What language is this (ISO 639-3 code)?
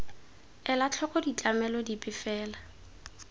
tsn